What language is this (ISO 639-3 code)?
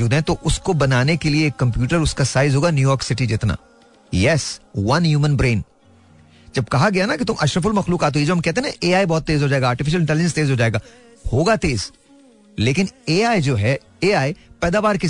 hin